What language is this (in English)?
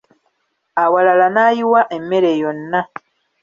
Ganda